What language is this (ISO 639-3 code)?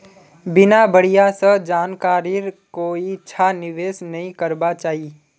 mag